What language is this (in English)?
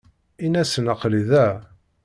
Kabyle